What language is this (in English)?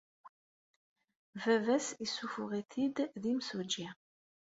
Kabyle